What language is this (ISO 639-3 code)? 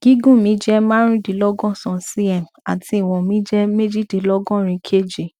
yor